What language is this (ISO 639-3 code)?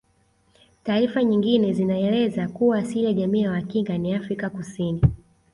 swa